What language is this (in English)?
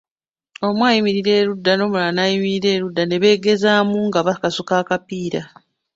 Ganda